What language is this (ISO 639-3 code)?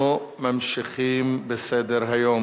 heb